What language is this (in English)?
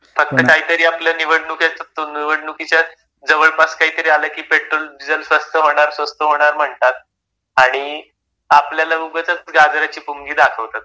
Marathi